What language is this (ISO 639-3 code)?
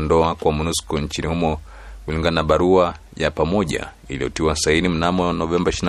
swa